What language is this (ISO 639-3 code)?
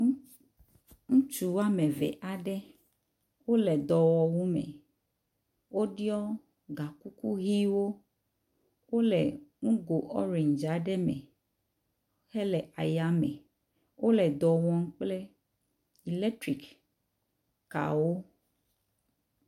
ewe